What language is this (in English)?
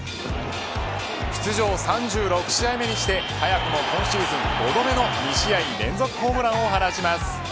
Japanese